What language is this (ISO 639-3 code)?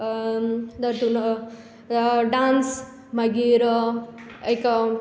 kok